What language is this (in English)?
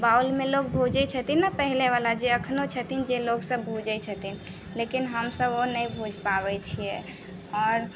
Maithili